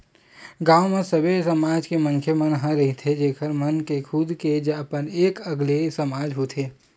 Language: Chhattisgarhi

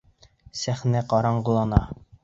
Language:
Bashkir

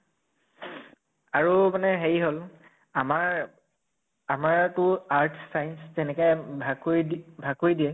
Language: Assamese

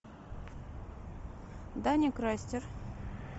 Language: Russian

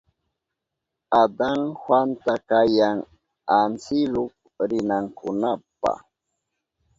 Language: Southern Pastaza Quechua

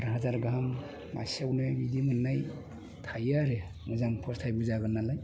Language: Bodo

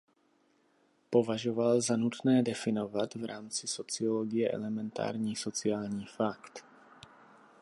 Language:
Czech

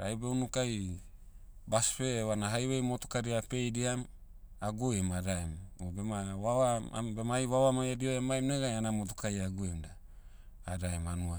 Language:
Motu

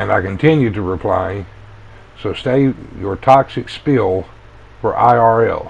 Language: English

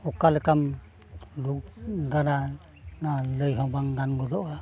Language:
Santali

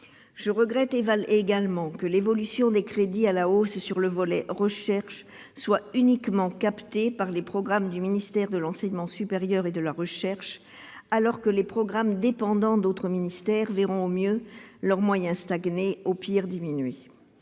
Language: French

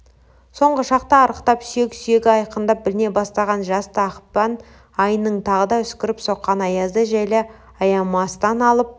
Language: Kazakh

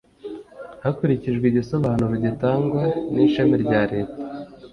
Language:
Kinyarwanda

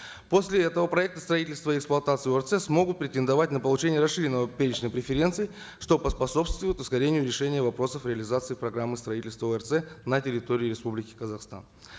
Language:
Kazakh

